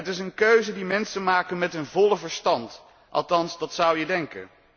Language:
Dutch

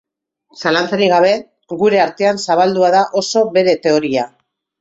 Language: Basque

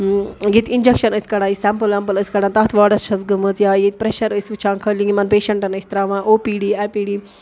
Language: Kashmiri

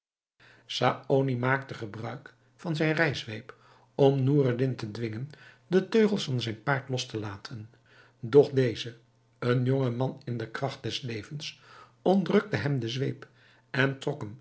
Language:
Dutch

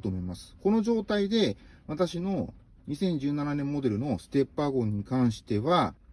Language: Japanese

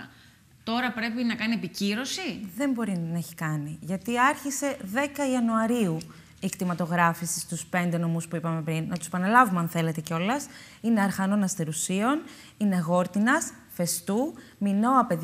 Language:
Greek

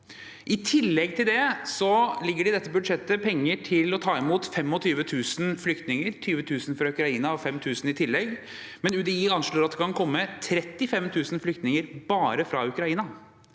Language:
Norwegian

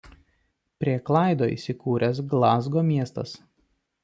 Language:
Lithuanian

